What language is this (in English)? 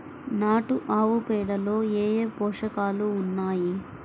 Telugu